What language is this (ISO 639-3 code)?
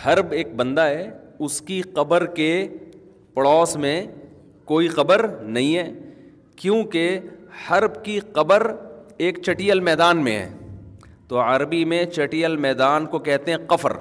urd